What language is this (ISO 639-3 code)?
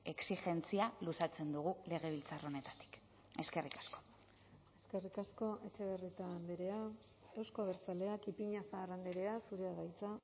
eus